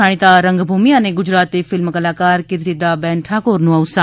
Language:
Gujarati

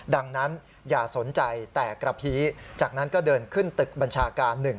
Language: Thai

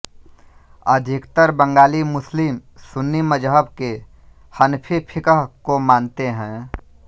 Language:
Hindi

